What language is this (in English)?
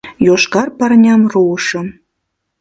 Mari